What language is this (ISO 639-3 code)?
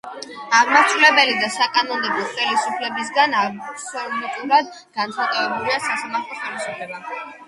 kat